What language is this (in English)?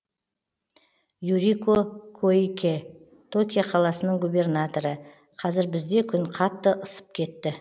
Kazakh